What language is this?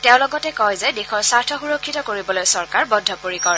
Assamese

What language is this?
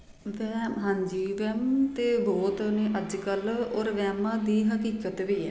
Punjabi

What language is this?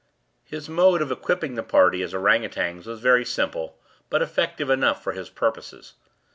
English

